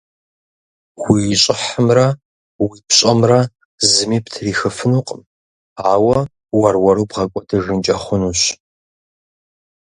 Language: Kabardian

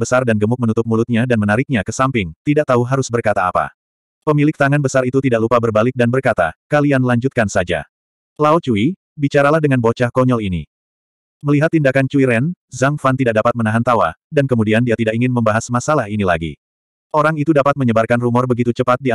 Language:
Indonesian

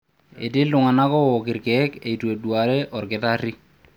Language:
Masai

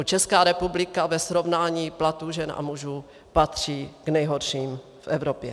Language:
Czech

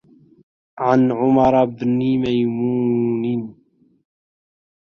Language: Arabic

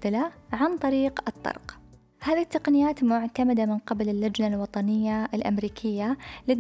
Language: Arabic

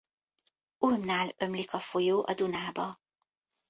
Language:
Hungarian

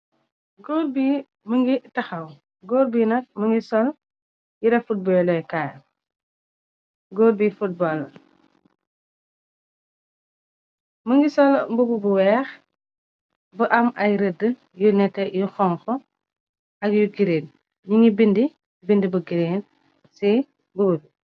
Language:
Wolof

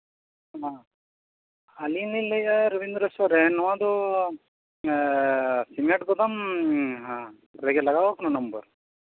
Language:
Santali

